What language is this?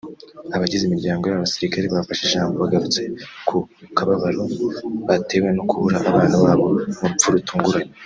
Kinyarwanda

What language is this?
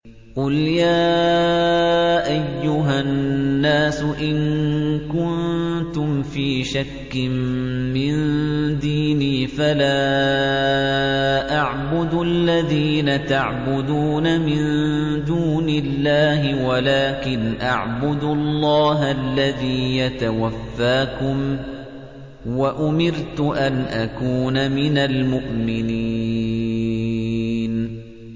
Arabic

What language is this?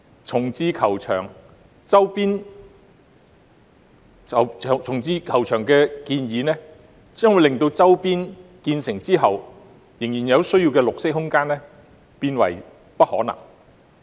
Cantonese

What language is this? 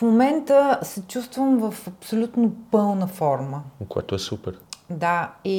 Bulgarian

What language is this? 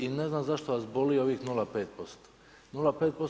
Croatian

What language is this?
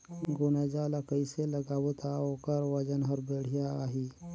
Chhattisgarhi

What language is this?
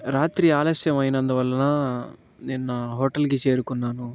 Telugu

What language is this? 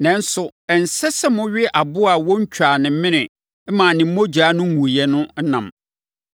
Akan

